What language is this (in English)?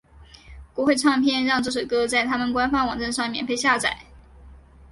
Chinese